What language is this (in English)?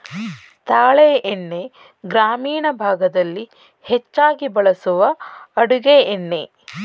Kannada